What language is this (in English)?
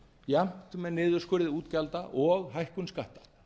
Icelandic